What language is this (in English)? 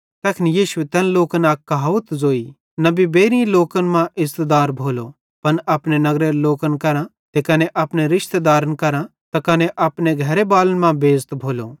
Bhadrawahi